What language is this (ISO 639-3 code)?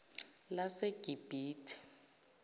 zul